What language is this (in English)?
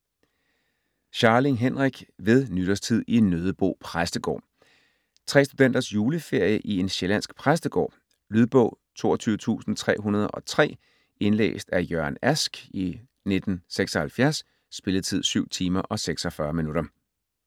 Danish